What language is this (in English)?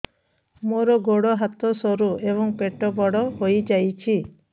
Odia